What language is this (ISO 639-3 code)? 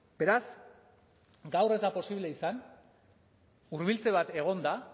eus